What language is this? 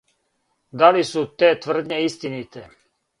Serbian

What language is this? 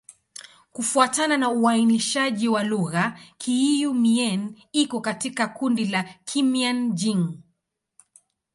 Swahili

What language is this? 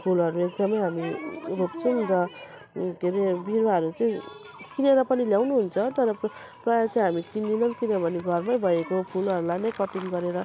Nepali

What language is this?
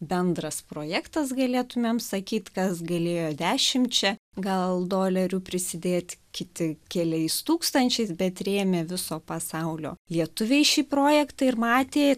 Lithuanian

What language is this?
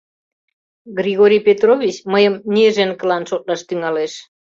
Mari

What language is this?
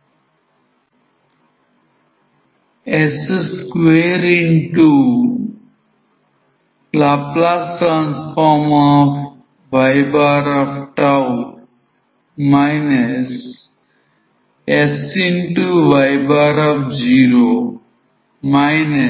Telugu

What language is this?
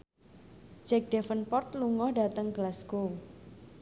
Javanese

